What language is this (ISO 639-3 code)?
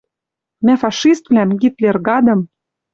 mrj